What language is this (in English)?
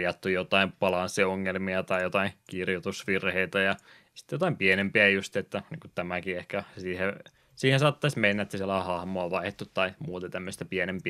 Finnish